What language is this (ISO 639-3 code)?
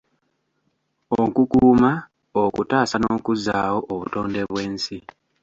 lug